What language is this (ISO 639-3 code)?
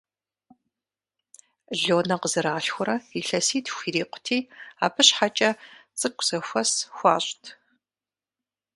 kbd